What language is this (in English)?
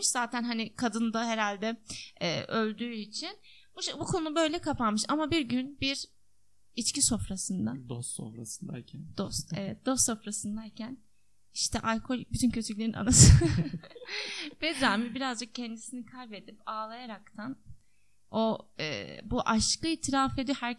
Turkish